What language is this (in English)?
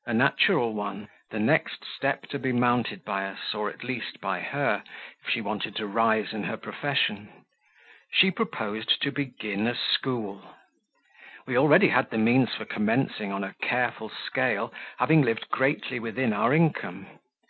English